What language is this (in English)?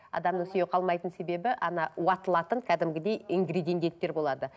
Kazakh